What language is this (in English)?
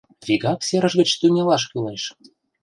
Mari